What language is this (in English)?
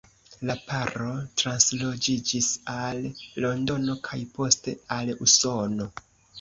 Esperanto